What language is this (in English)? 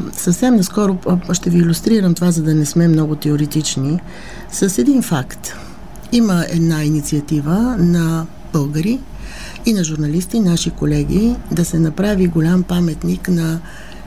Bulgarian